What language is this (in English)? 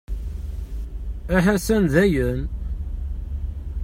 Kabyle